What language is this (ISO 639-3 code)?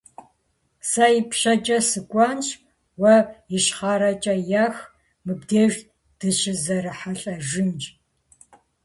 kbd